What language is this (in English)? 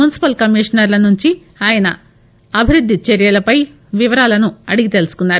Telugu